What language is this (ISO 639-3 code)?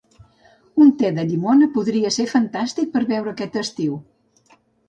cat